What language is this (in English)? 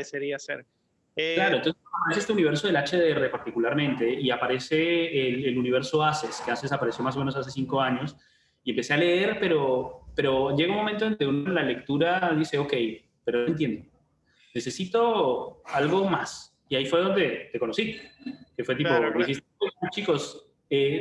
Spanish